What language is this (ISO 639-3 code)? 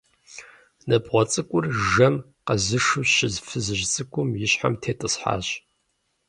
kbd